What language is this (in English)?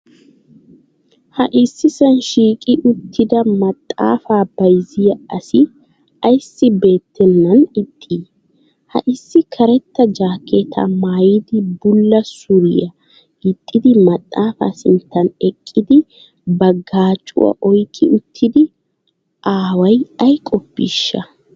Wolaytta